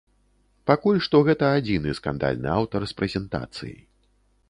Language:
Belarusian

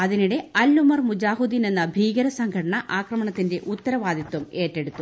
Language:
Malayalam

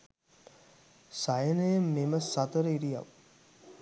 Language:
Sinhala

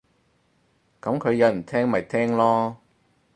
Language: Cantonese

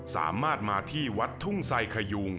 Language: Thai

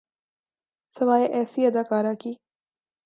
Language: Urdu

